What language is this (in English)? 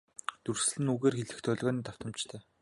Mongolian